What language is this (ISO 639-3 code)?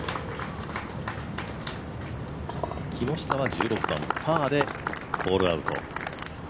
jpn